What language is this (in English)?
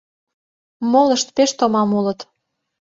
Mari